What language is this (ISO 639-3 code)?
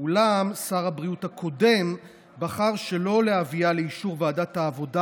heb